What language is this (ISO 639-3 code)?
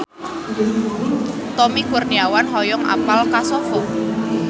sun